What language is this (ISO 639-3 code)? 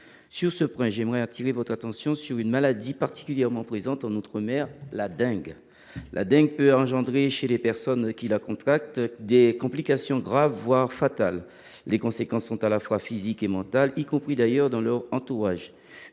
fra